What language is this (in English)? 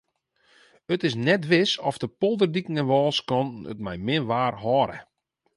Western Frisian